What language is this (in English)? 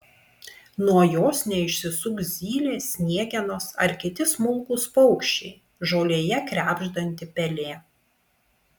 Lithuanian